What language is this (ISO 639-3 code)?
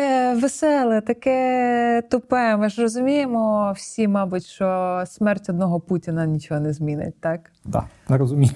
ukr